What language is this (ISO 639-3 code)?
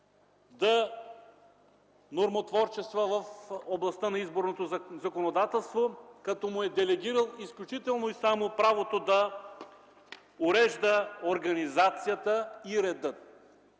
bul